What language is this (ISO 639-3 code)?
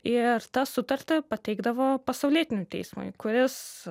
lit